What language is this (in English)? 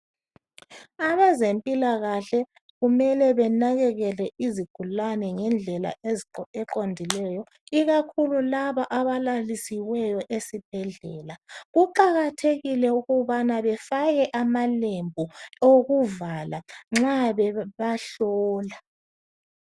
North Ndebele